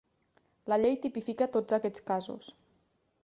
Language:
Catalan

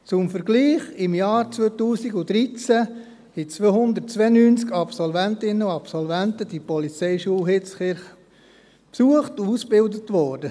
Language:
Swiss German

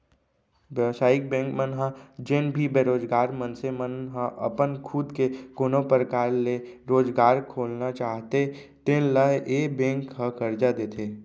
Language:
Chhattisgarhi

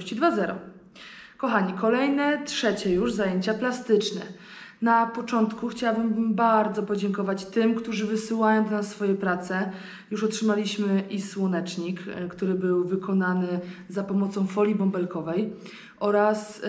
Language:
Polish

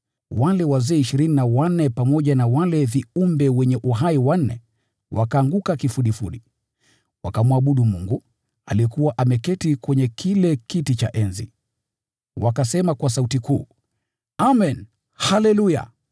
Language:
Swahili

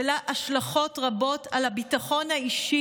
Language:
Hebrew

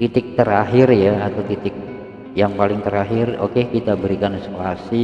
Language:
Indonesian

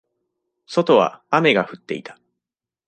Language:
Japanese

